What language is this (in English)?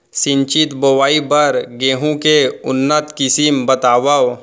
Chhattisgarhi